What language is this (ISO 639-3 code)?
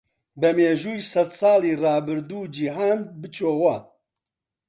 ckb